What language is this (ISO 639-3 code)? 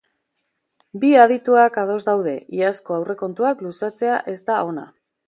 eus